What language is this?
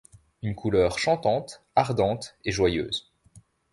French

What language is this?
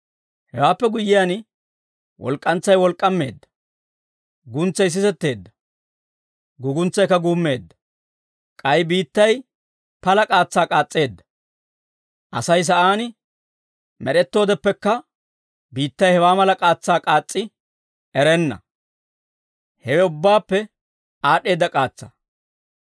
Dawro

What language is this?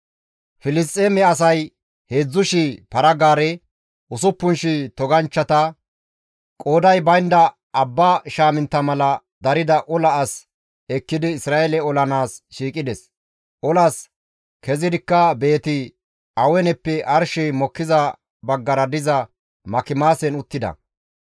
Gamo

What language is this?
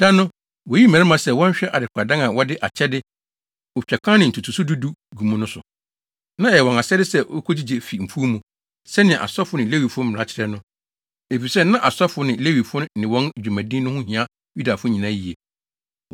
Akan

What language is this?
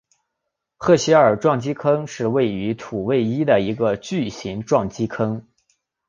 Chinese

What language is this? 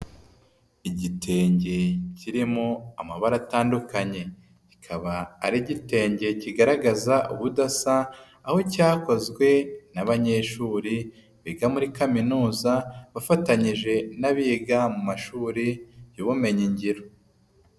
Kinyarwanda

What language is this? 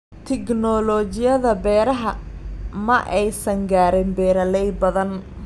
Somali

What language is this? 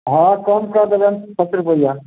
Maithili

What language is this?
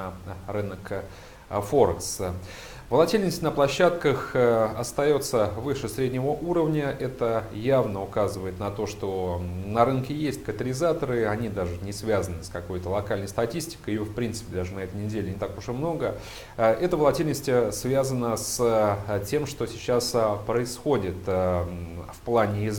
Russian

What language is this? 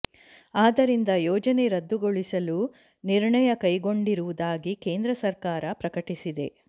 Kannada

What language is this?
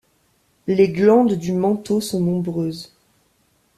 French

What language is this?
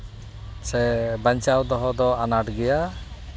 Santali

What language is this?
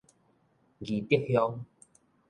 Min Nan Chinese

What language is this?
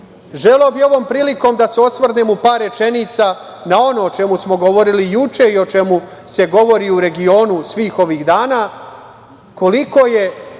Serbian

